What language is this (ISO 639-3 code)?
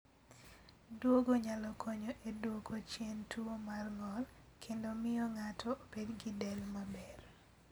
luo